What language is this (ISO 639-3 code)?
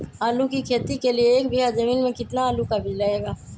mag